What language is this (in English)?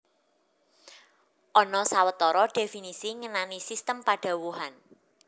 Javanese